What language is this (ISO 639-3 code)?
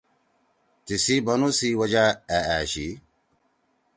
trw